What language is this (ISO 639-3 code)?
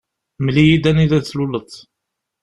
kab